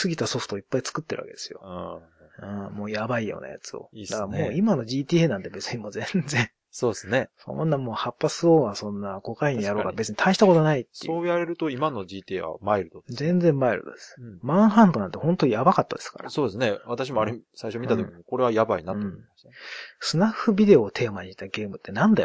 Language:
Japanese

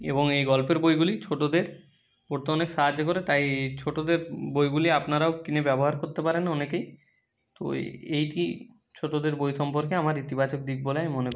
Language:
Bangla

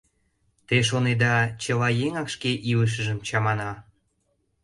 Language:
Mari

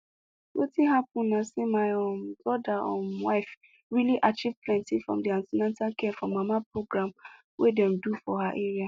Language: Nigerian Pidgin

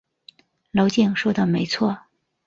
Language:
Chinese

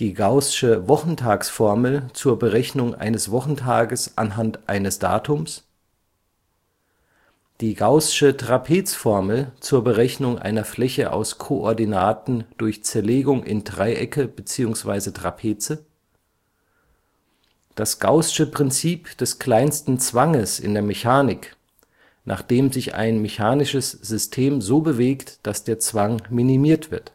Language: German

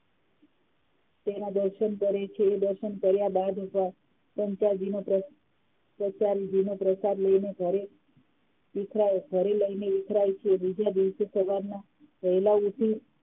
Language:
Gujarati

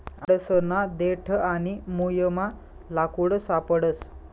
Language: Marathi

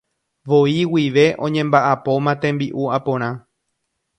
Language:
Guarani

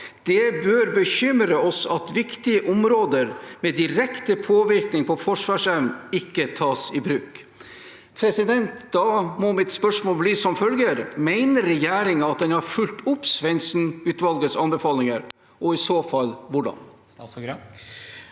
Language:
Norwegian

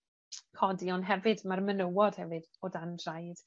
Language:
Welsh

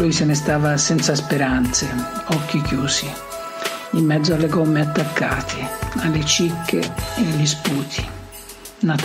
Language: Italian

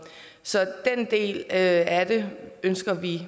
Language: Danish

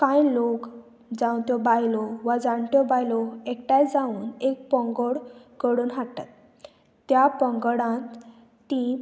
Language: Konkani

